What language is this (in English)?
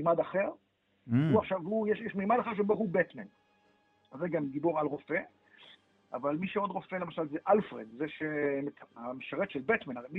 Hebrew